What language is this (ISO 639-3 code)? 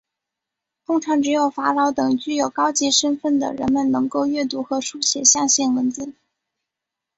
zho